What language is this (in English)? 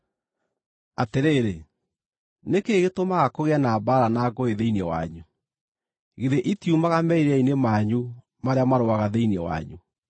Kikuyu